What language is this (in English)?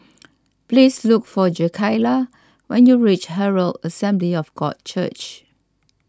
English